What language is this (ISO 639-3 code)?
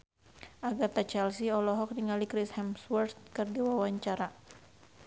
sun